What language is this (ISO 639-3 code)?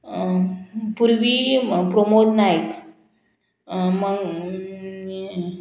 kok